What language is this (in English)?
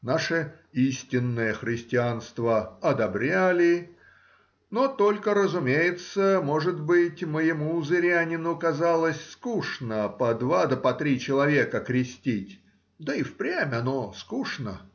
Russian